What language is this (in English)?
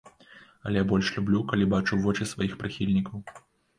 Belarusian